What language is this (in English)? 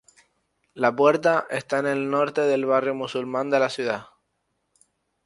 Spanish